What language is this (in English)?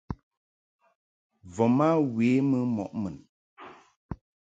Mungaka